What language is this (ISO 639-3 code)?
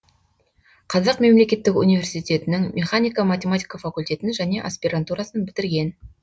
kaz